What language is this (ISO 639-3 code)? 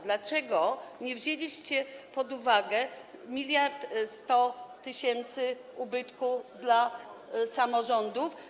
pol